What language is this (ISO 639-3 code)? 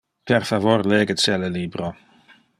ina